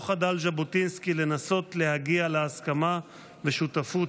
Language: Hebrew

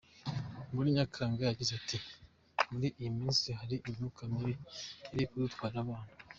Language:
Kinyarwanda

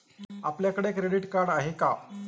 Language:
Marathi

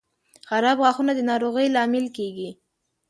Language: Pashto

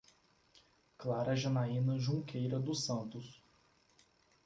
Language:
Portuguese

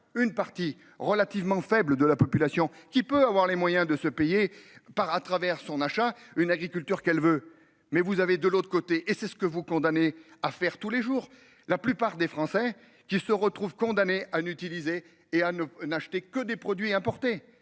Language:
French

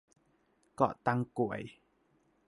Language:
Thai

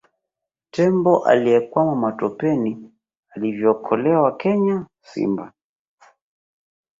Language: Swahili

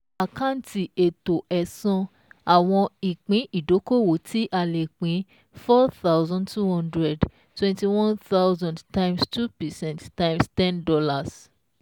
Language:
Yoruba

